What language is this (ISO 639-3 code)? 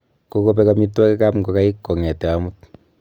kln